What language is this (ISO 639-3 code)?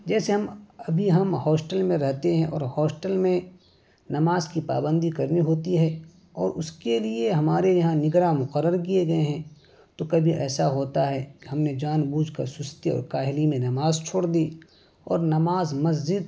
urd